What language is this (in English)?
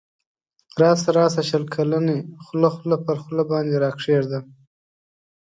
Pashto